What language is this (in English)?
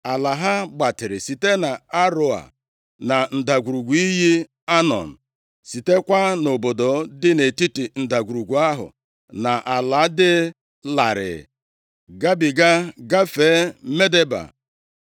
Igbo